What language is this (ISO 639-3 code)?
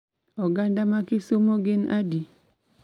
luo